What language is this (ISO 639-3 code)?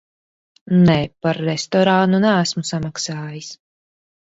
lav